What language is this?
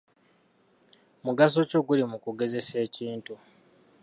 Ganda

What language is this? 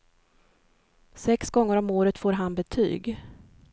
Swedish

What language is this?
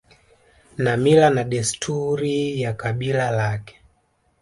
Swahili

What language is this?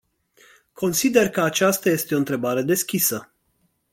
Romanian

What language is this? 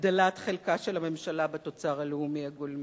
Hebrew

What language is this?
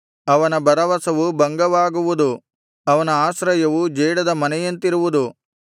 Kannada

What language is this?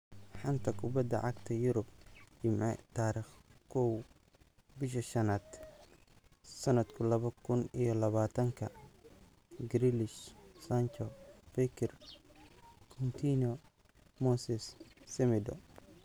Somali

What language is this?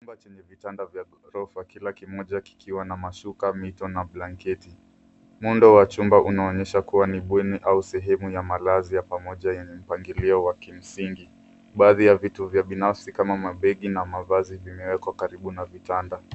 Swahili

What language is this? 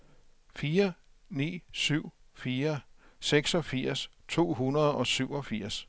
Danish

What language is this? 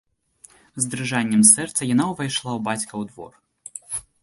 Belarusian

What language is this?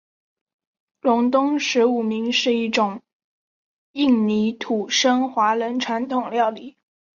Chinese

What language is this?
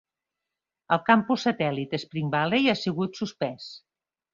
Catalan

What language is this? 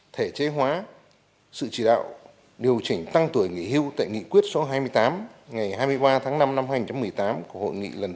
Vietnamese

